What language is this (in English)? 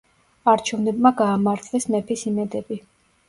Georgian